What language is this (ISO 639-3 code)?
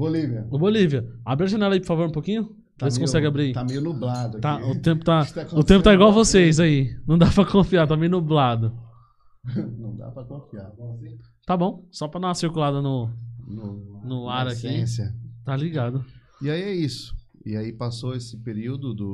por